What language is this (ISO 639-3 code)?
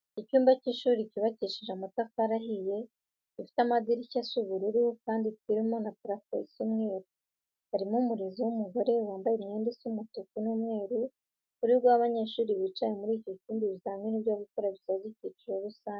kin